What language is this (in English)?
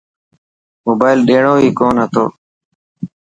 Dhatki